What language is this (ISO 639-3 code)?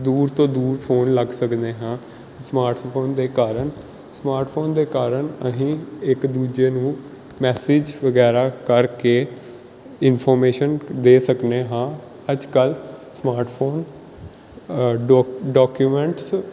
pan